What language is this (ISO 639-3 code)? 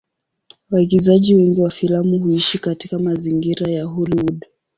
swa